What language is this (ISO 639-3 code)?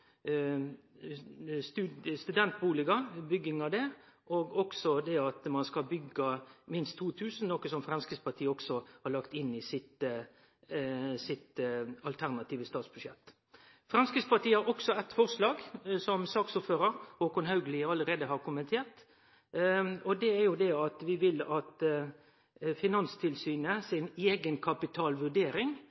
nno